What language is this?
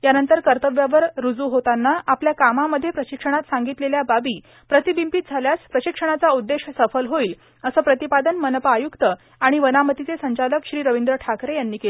Marathi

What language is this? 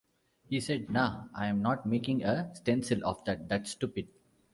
English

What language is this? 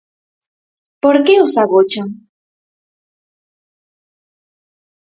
Galician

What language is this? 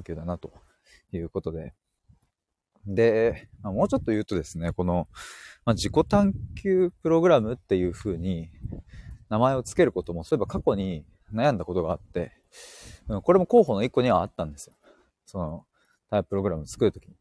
Japanese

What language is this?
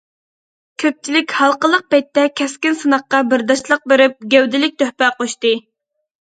Uyghur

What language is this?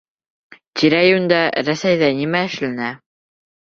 Bashkir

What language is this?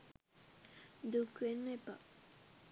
Sinhala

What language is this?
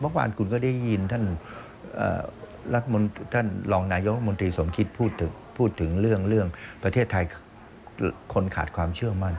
Thai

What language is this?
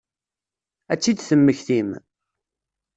Kabyle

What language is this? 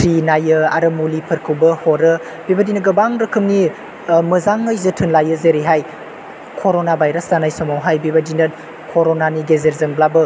Bodo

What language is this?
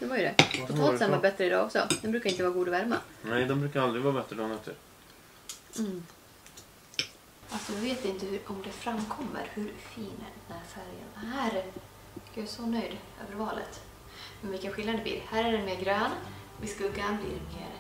Swedish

